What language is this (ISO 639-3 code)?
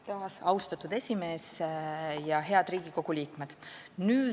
est